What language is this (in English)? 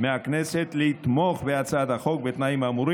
Hebrew